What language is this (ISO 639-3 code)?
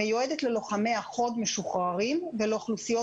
heb